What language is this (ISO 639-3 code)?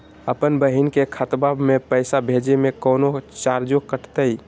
mag